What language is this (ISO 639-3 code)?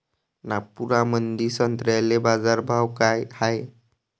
mar